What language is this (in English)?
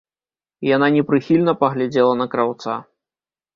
Belarusian